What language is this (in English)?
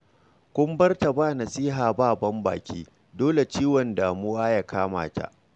Hausa